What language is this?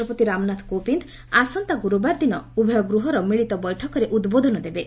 Odia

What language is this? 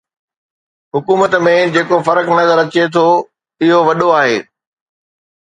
Sindhi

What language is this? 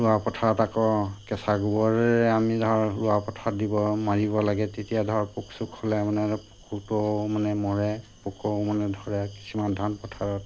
Assamese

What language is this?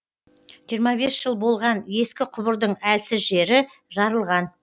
Kazakh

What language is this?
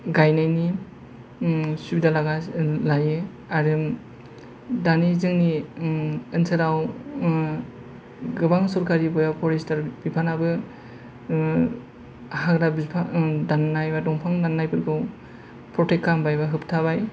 Bodo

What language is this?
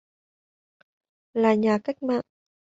Vietnamese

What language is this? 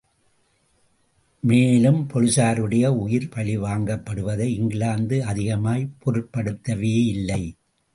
Tamil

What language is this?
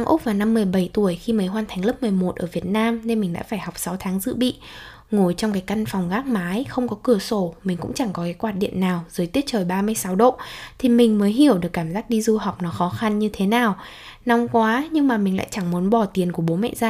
Vietnamese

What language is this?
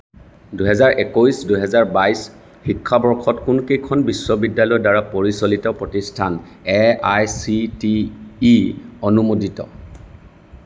Assamese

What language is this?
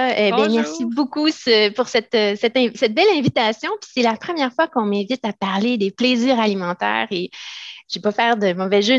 French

